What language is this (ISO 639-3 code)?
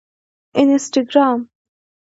pus